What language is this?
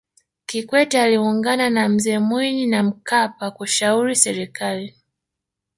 Swahili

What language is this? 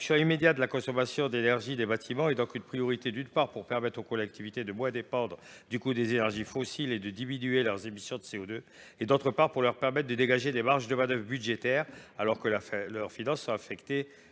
French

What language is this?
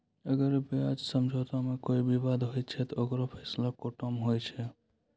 Maithili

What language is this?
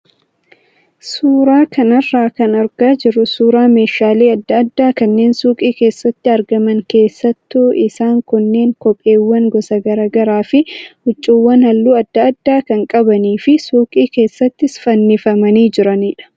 Oromo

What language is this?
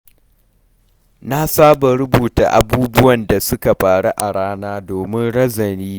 Hausa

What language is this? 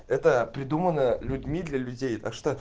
Russian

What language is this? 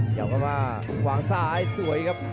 Thai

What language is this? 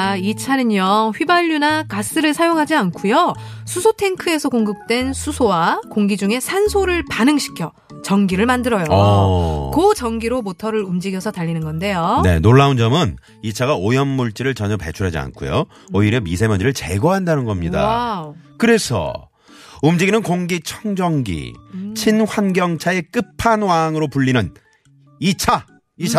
Korean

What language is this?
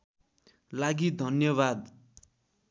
Nepali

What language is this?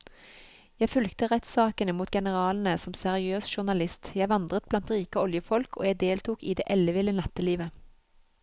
Norwegian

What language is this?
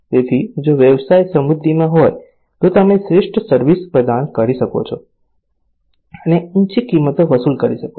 Gujarati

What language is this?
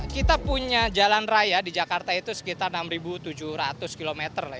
Indonesian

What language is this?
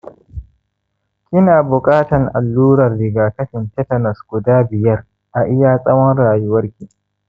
Hausa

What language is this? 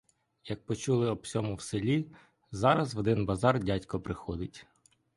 Ukrainian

